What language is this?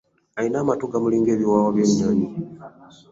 Ganda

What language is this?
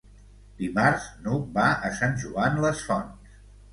Catalan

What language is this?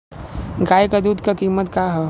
Bhojpuri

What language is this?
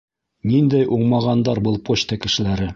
Bashkir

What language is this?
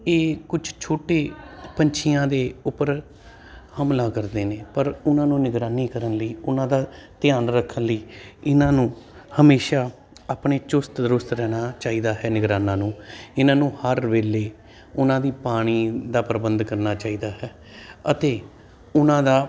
Punjabi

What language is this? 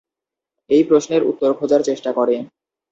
Bangla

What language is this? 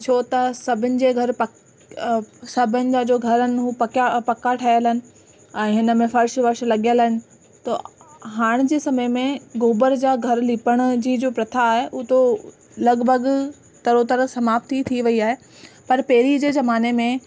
Sindhi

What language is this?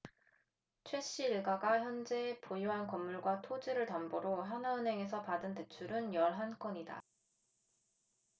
Korean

